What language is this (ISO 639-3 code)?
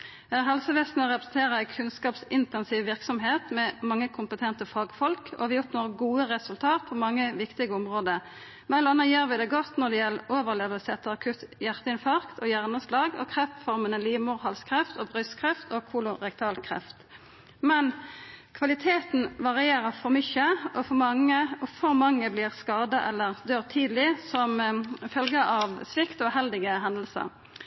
nno